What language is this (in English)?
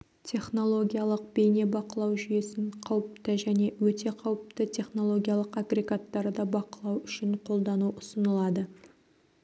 Kazakh